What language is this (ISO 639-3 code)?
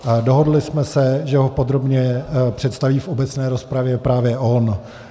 ces